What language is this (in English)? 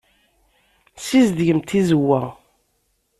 Kabyle